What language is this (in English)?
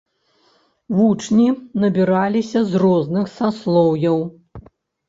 Belarusian